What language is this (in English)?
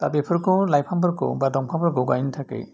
Bodo